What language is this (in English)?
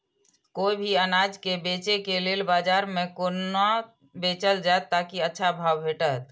Maithili